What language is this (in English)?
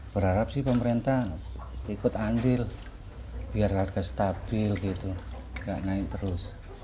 Indonesian